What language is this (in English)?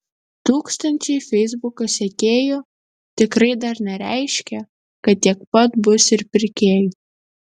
Lithuanian